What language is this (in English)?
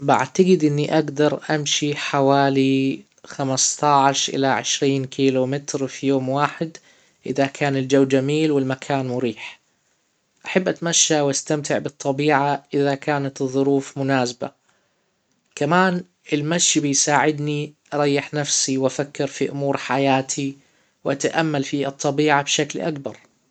Hijazi Arabic